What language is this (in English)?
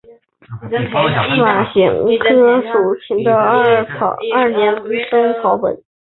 Chinese